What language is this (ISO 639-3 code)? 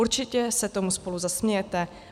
ces